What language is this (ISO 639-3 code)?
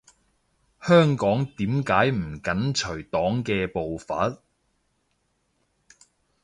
yue